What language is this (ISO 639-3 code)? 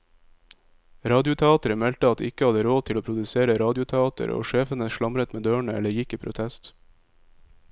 nor